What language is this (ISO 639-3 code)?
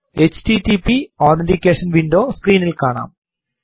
mal